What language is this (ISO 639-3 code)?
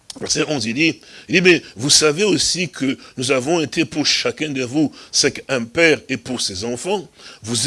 fra